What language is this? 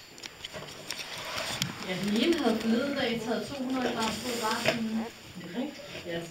Danish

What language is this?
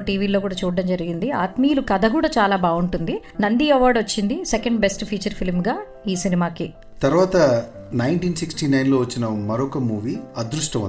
Telugu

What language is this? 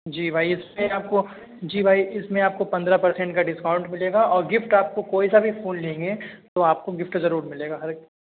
Urdu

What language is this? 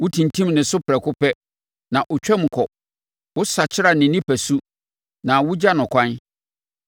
Akan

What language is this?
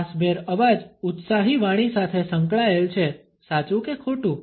Gujarati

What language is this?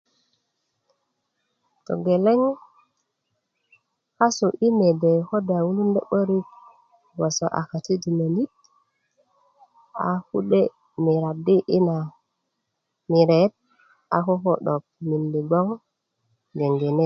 Kuku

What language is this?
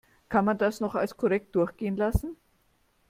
German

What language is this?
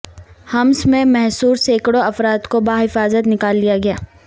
Urdu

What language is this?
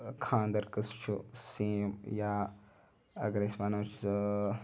Kashmiri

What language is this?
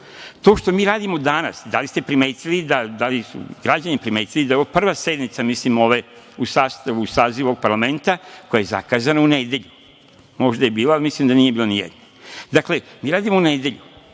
Serbian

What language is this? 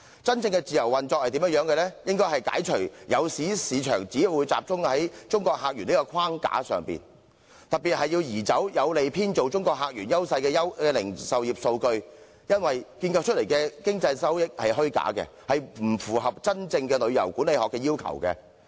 Cantonese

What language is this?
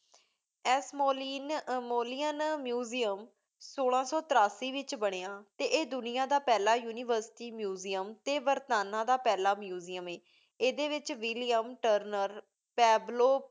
Punjabi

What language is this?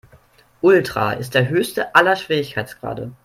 German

